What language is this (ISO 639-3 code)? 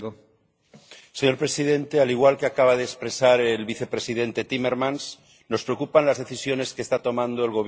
spa